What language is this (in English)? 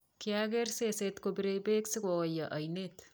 Kalenjin